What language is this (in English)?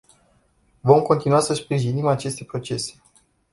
Romanian